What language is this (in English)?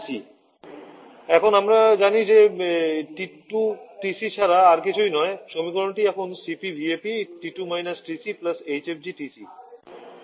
Bangla